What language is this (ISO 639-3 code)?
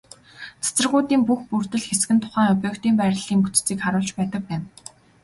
mon